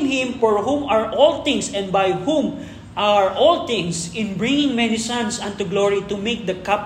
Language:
Filipino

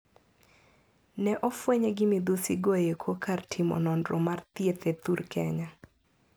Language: Luo (Kenya and Tanzania)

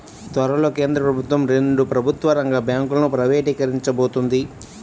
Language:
Telugu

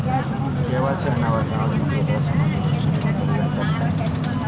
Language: Kannada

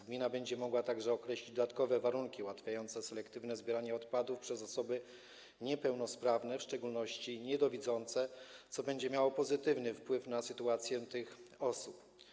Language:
Polish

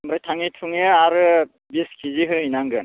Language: Bodo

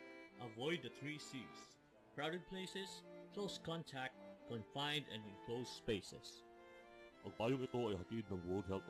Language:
Filipino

